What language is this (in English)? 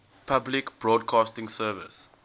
English